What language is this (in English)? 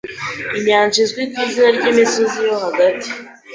Kinyarwanda